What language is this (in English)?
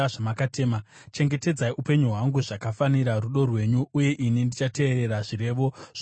Shona